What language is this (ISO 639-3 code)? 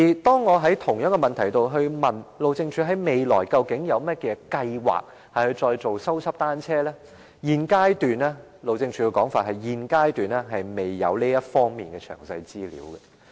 yue